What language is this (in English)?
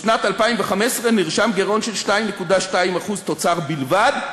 Hebrew